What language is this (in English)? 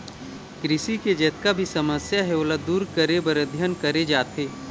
Chhattisgarhi